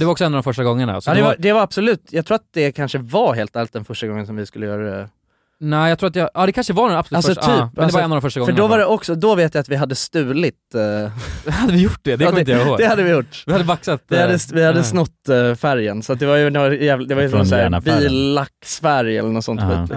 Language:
Swedish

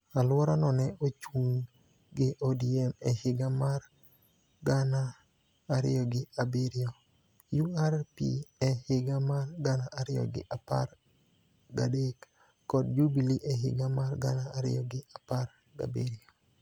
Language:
Luo (Kenya and Tanzania)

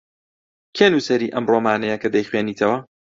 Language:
Central Kurdish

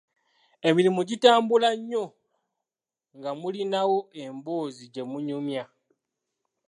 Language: Ganda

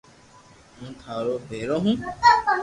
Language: Loarki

